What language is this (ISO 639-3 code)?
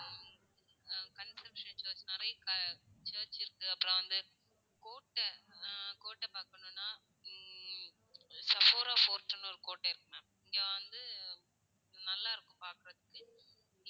tam